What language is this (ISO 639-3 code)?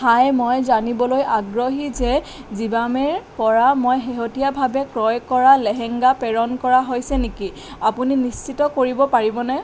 asm